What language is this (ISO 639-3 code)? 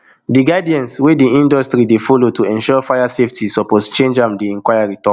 pcm